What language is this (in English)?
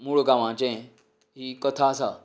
Konkani